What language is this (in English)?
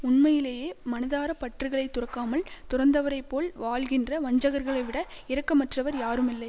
Tamil